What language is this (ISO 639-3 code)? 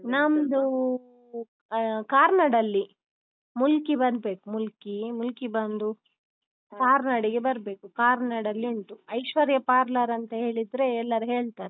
kan